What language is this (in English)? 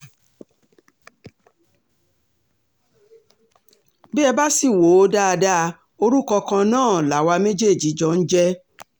Yoruba